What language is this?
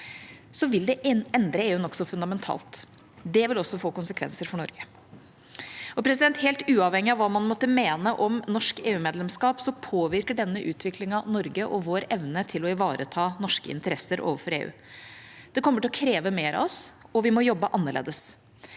Norwegian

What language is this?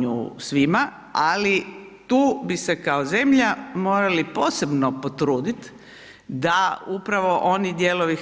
Croatian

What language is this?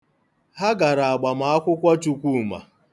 Igbo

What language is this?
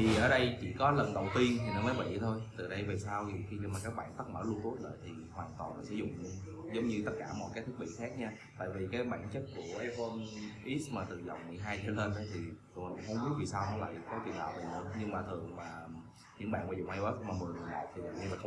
Vietnamese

